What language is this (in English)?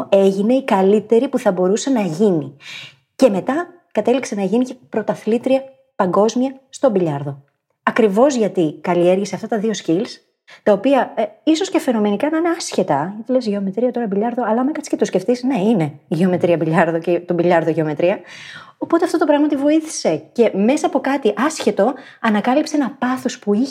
Greek